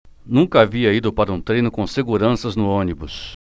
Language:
Portuguese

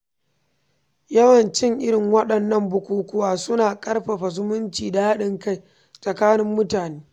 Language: Hausa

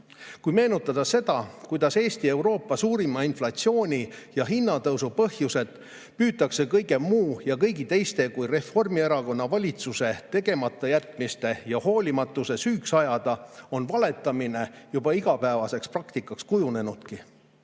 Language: Estonian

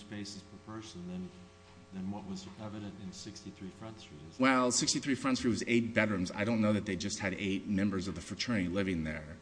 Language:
English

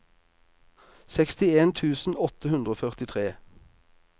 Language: Norwegian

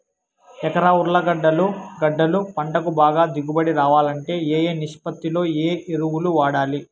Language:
Telugu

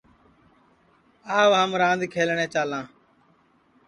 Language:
Sansi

